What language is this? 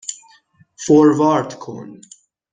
Persian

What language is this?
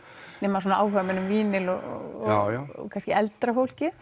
Icelandic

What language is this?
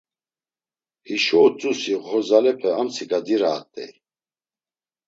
Laz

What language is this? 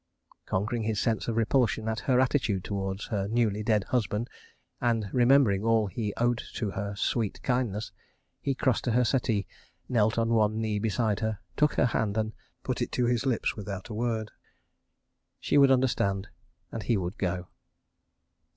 English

